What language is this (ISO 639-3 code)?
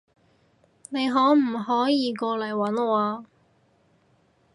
yue